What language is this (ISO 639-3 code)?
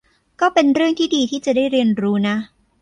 tha